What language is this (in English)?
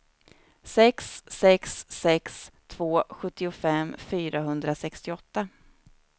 Swedish